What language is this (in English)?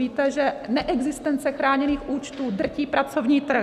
Czech